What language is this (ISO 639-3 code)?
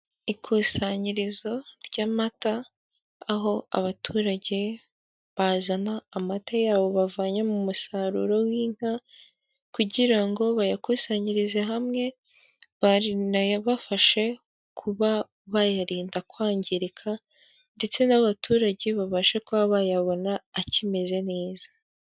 kin